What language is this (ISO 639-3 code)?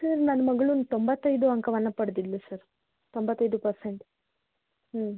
kan